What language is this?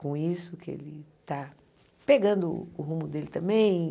Portuguese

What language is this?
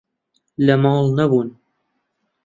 Central Kurdish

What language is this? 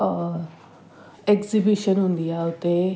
Sindhi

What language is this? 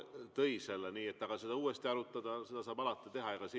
Estonian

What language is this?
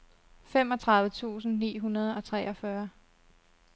Danish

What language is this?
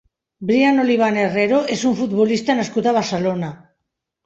Catalan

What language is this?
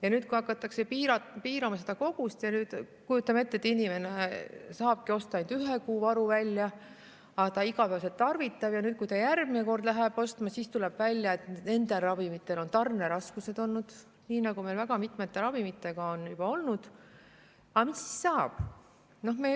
Estonian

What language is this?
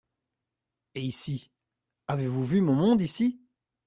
French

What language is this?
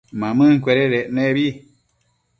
Matsés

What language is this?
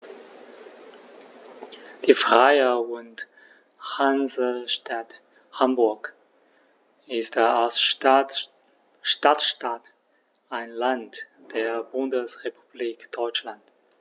German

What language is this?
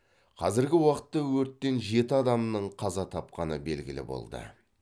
Kazakh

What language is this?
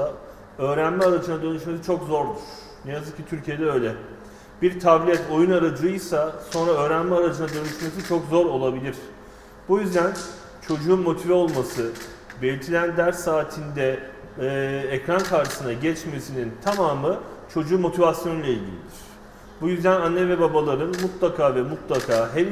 Turkish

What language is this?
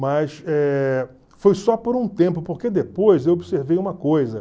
Portuguese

